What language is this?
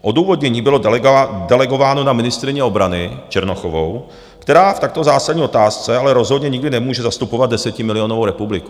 Czech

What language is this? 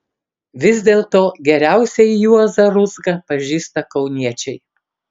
Lithuanian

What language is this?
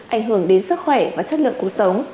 Vietnamese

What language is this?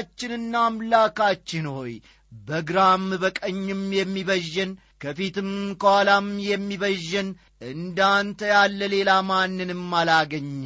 Amharic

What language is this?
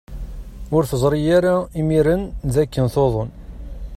Kabyle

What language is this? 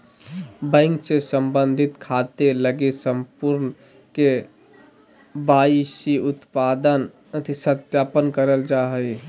Magahi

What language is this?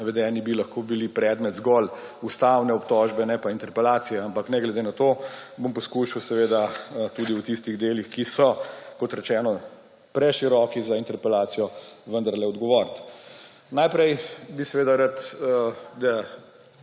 Slovenian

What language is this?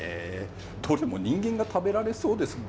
Japanese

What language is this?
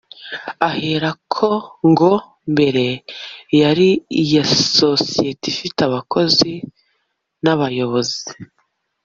Kinyarwanda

